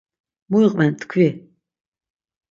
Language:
Laz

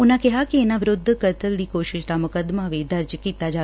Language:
Punjabi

